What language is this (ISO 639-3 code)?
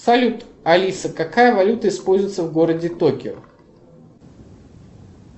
rus